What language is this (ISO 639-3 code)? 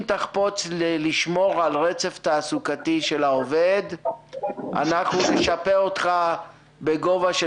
heb